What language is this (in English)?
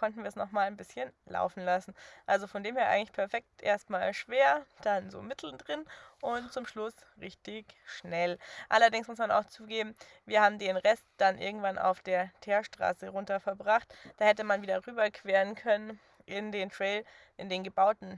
German